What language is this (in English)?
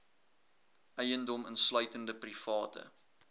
Afrikaans